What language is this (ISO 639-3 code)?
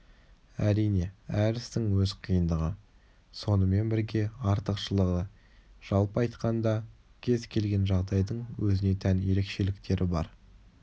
kaz